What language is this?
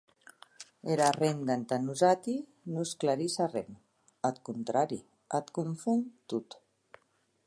Occitan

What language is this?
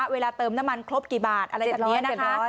Thai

